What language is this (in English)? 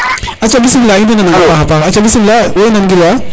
Serer